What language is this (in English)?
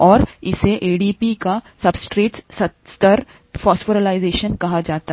Hindi